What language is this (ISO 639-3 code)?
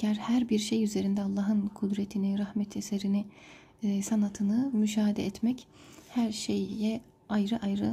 tur